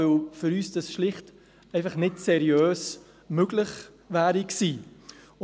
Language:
Swiss German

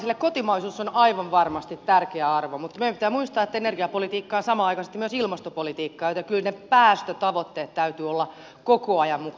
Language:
Finnish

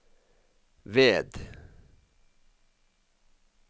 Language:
Norwegian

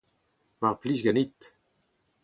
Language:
Breton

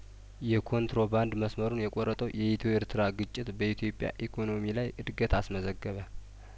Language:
Amharic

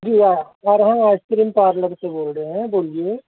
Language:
Urdu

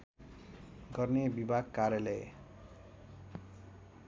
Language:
Nepali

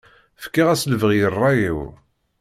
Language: Kabyle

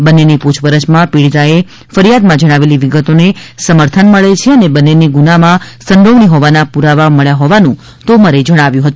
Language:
Gujarati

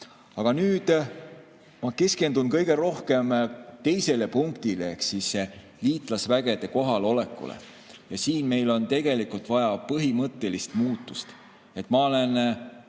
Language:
Estonian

